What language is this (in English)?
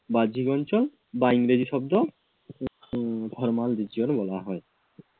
Bangla